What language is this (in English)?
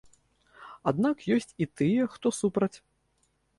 Belarusian